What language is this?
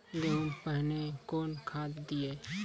Maithili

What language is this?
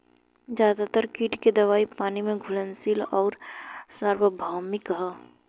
Bhojpuri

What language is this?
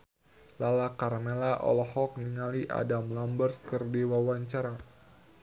Sundanese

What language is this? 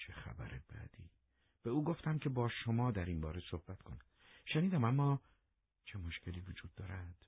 Persian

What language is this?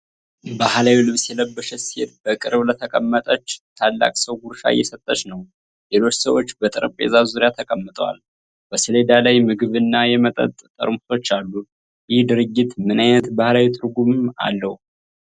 Amharic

